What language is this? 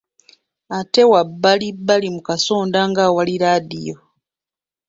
Ganda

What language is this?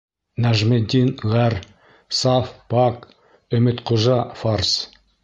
Bashkir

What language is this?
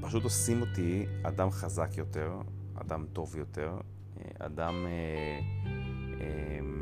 Hebrew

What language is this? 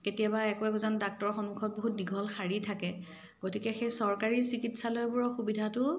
Assamese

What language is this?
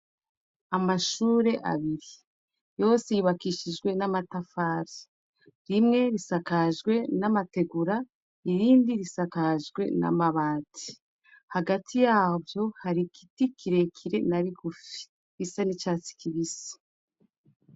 Rundi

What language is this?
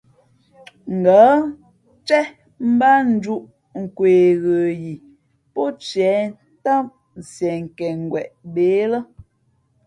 Fe'fe'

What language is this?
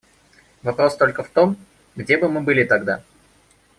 Russian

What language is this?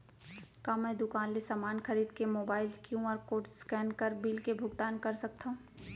Chhattisgarhi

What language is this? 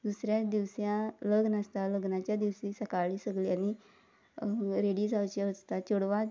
Konkani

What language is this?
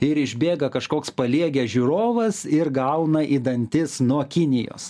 Lithuanian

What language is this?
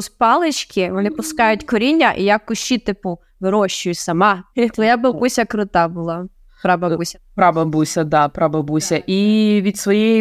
Ukrainian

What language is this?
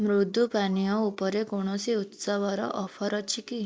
Odia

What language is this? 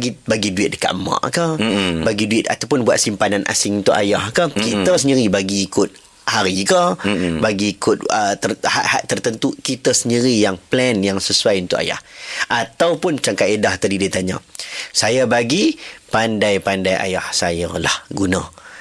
Malay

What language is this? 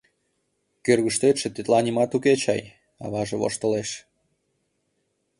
Mari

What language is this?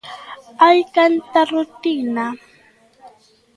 Galician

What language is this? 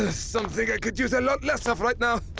English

